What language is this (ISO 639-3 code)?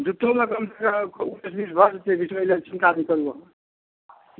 mai